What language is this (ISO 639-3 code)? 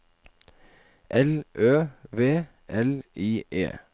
nor